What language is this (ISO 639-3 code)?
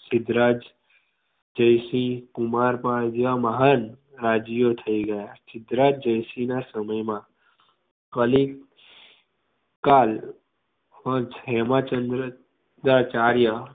guj